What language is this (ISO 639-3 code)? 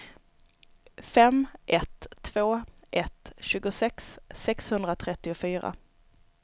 swe